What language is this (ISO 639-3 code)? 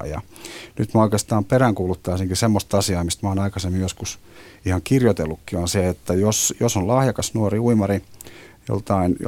fin